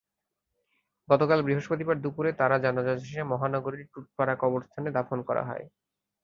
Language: Bangla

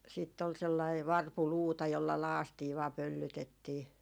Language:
Finnish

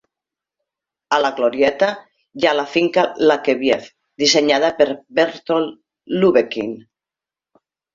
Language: Catalan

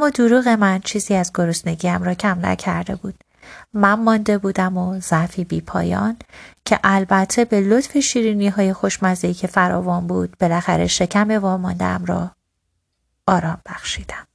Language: Persian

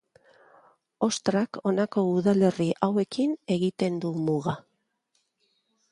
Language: Basque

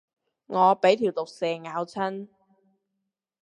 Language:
Cantonese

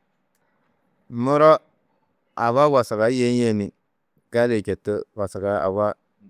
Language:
Tedaga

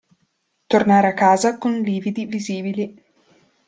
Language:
Italian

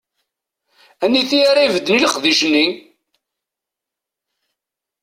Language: Kabyle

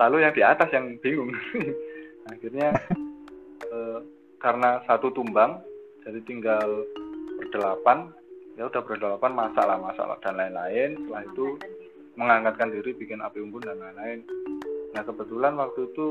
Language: Indonesian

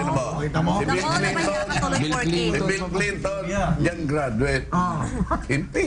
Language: Filipino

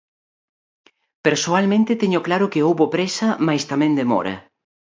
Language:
Galician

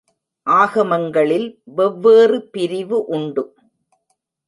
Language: Tamil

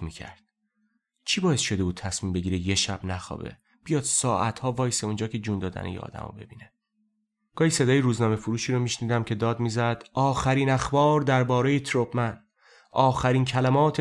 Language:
Persian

